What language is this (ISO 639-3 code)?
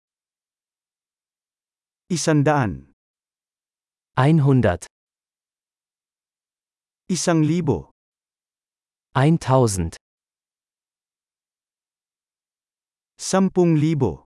fil